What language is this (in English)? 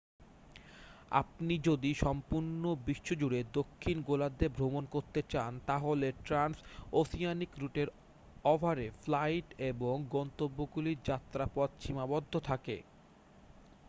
Bangla